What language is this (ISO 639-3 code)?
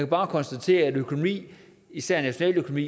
dan